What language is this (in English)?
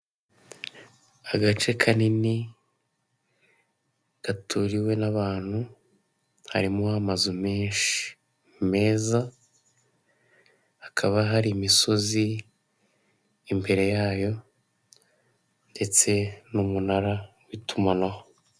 Kinyarwanda